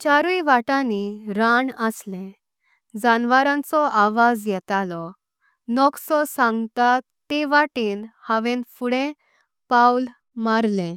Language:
Konkani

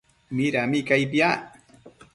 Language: Matsés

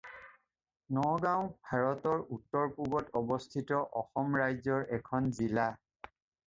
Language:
Assamese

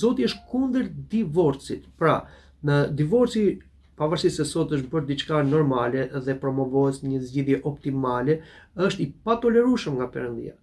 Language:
Albanian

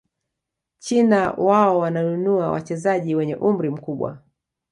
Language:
Swahili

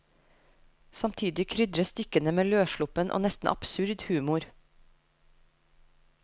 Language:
Norwegian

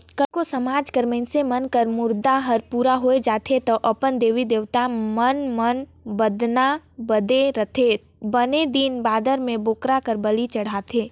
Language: Chhattisgarhi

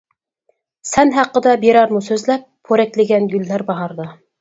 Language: Uyghur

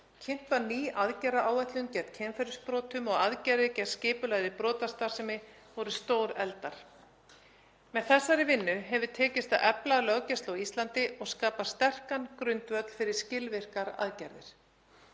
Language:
Icelandic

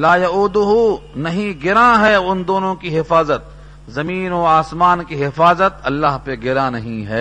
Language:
Urdu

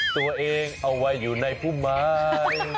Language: Thai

